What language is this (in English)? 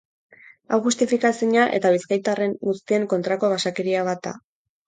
Basque